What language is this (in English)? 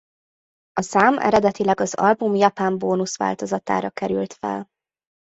Hungarian